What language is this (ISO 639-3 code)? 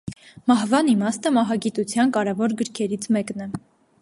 hye